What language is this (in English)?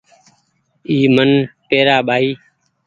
Goaria